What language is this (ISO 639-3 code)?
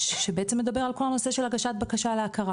heb